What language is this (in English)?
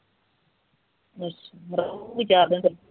Punjabi